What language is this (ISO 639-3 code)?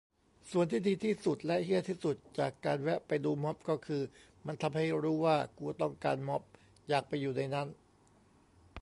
tha